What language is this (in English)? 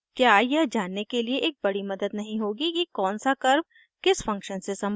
Hindi